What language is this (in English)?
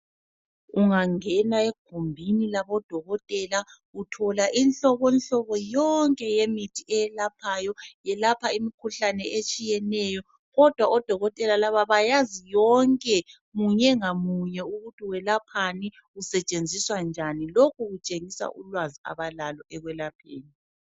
North Ndebele